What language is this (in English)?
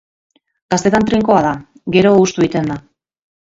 Basque